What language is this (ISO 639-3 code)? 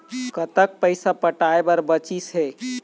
hne